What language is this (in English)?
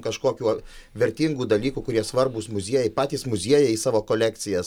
Lithuanian